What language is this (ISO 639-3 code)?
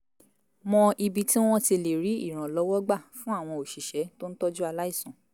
yor